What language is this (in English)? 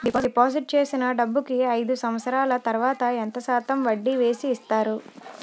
Telugu